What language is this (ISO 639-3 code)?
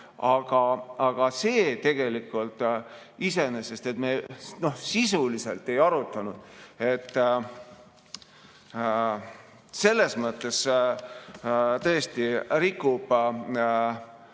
est